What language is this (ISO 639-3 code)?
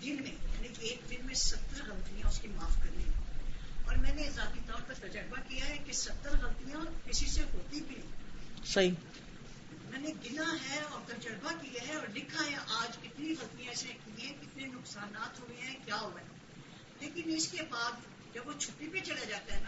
urd